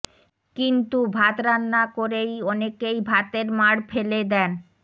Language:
Bangla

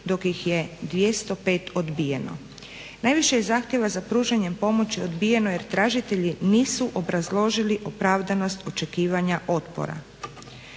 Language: Croatian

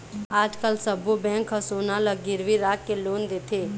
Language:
Chhattisgarhi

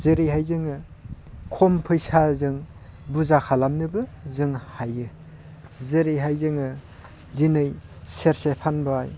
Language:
Bodo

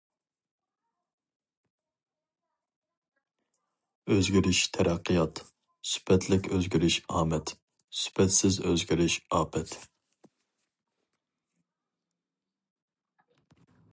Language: Uyghur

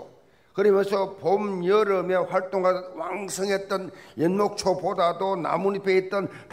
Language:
Korean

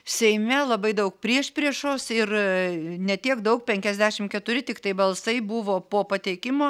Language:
Lithuanian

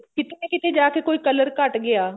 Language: Punjabi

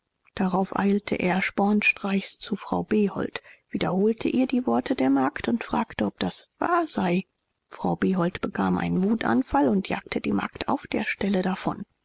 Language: German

